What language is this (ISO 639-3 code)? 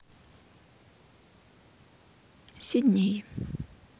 rus